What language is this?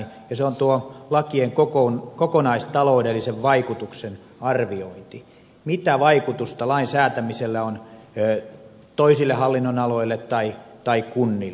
Finnish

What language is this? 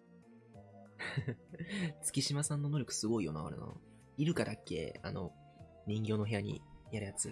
Japanese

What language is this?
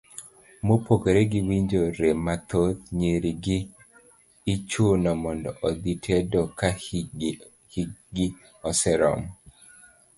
Luo (Kenya and Tanzania)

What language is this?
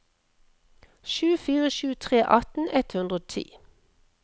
Norwegian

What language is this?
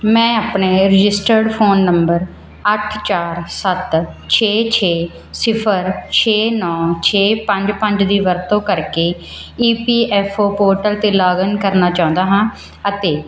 Punjabi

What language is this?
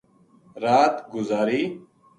Gujari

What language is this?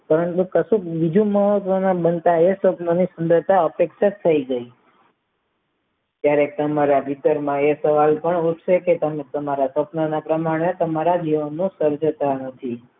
Gujarati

